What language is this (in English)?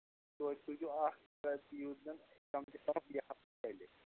Kashmiri